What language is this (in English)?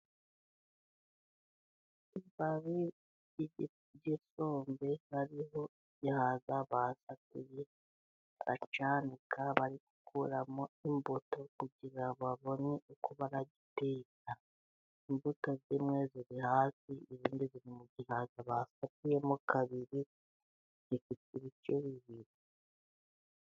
Kinyarwanda